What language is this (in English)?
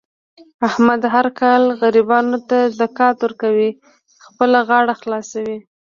Pashto